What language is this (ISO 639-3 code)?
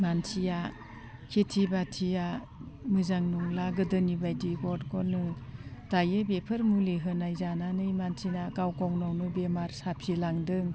brx